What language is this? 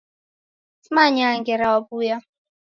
Taita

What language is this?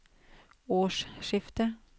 Norwegian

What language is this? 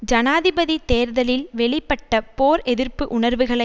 Tamil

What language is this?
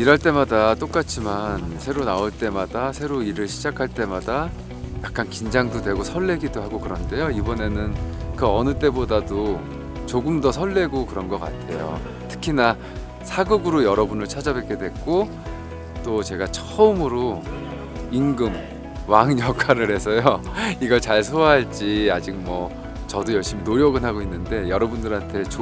Korean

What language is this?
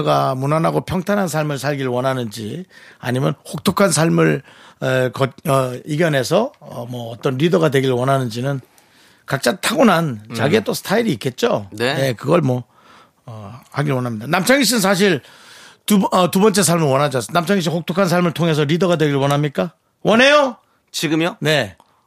Korean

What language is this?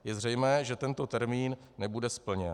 Czech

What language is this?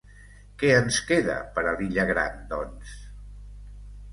Catalan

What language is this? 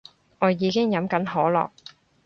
Cantonese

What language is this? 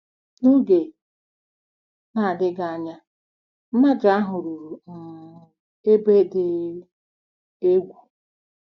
Igbo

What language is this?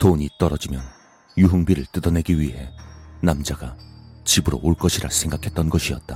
Korean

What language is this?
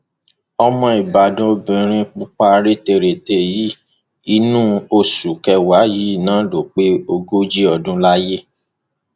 Yoruba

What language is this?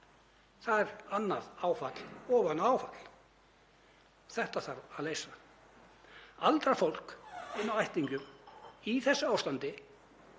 Icelandic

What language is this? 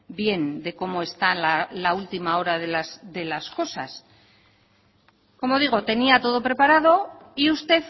Spanish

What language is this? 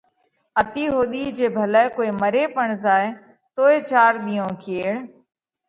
Parkari Koli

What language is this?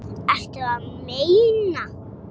Icelandic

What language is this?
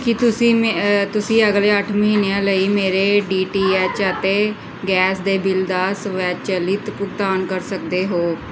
Punjabi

